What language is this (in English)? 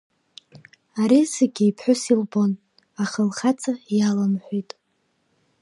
Abkhazian